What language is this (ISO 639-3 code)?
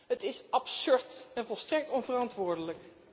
nld